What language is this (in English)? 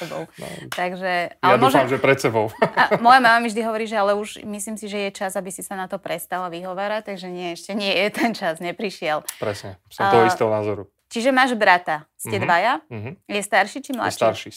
Slovak